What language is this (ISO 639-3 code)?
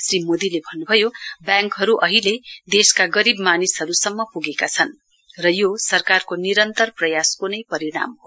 nep